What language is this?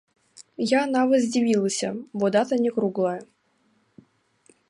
Belarusian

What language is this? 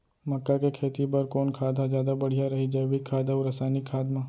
Chhattisgarhi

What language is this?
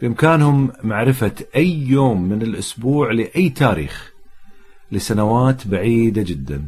Arabic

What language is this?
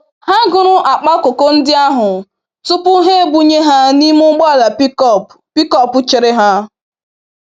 Igbo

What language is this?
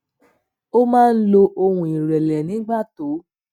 Yoruba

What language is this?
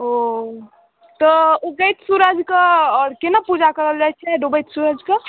Maithili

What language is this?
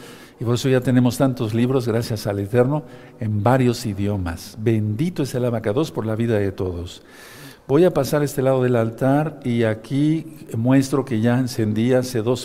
Spanish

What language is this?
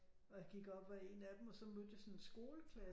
Danish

